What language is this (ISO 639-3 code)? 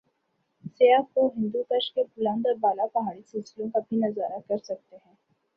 urd